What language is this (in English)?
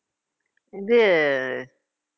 Tamil